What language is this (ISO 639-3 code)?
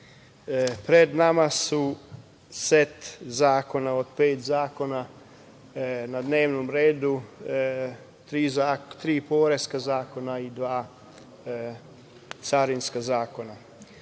srp